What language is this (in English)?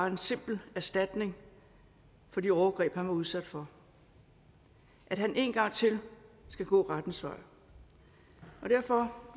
Danish